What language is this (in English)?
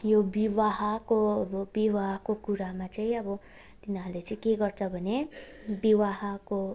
Nepali